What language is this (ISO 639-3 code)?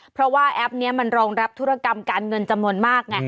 tha